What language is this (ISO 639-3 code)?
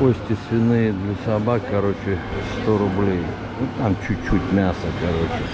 rus